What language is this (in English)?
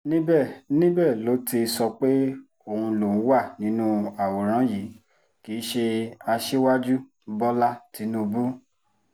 Yoruba